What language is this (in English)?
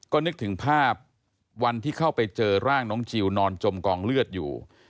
Thai